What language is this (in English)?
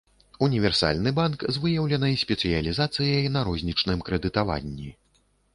Belarusian